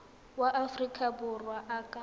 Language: Tswana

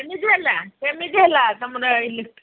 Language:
Odia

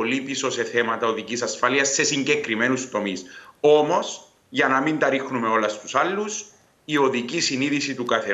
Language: Greek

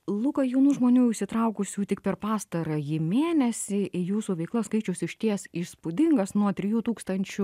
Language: Lithuanian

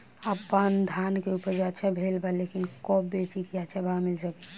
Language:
Bhojpuri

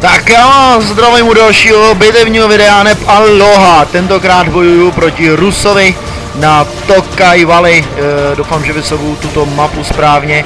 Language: Czech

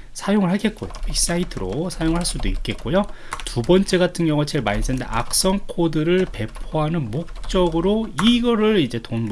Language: Korean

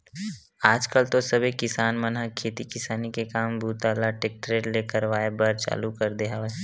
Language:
Chhattisgarhi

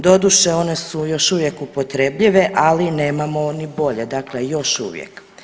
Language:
Croatian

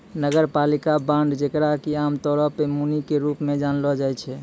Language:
Maithili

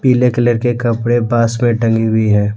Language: Hindi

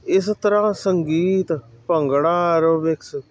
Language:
Punjabi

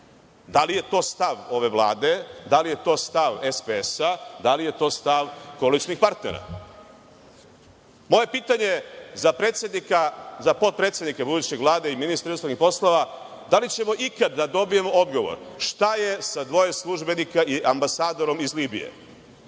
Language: Serbian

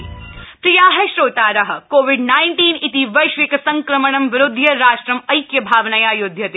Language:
Sanskrit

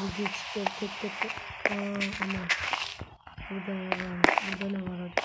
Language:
Turkish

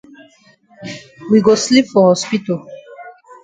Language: Cameroon Pidgin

